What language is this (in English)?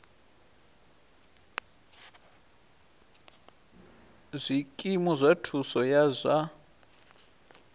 Venda